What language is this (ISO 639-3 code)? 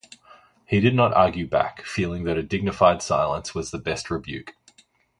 eng